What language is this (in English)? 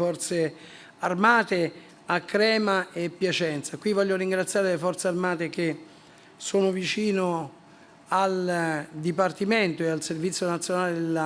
Italian